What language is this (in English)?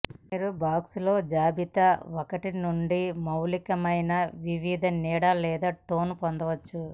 Telugu